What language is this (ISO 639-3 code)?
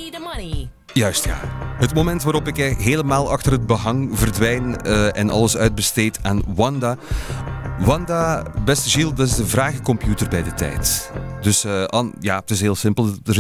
nld